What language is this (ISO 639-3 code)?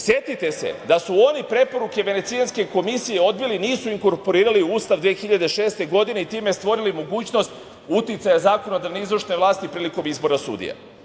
srp